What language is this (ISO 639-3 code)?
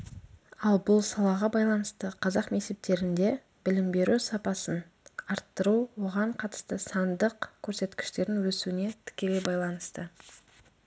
kaz